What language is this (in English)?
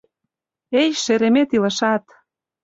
Mari